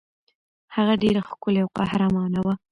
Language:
Pashto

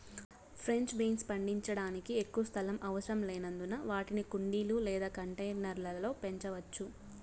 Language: Telugu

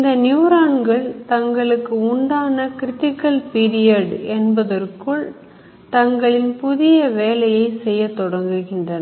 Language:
Tamil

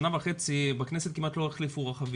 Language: Hebrew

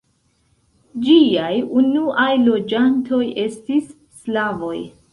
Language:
Esperanto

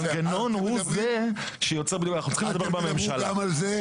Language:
Hebrew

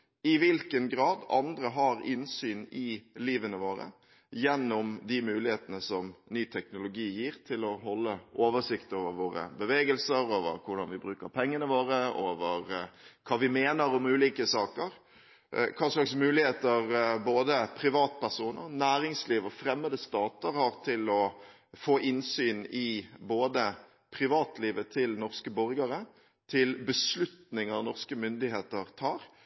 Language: Norwegian Bokmål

